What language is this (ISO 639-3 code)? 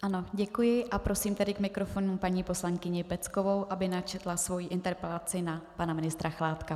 ces